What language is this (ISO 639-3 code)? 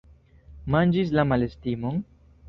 epo